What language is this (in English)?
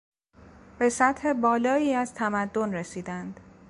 Persian